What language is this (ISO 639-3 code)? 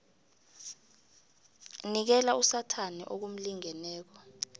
nbl